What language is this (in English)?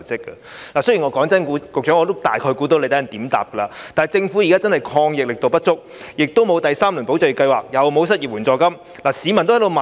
Cantonese